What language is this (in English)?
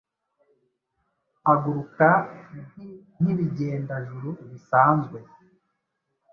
Kinyarwanda